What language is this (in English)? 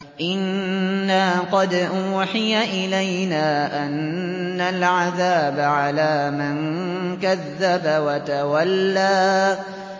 Arabic